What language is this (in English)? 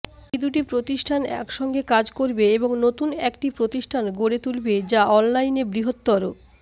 Bangla